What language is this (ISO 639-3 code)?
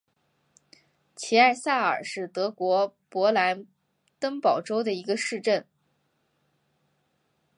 zho